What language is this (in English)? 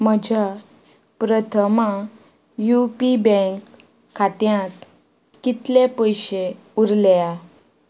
Konkani